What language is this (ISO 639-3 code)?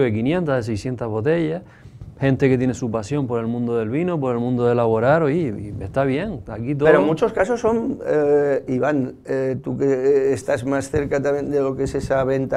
spa